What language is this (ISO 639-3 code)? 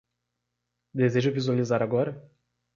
por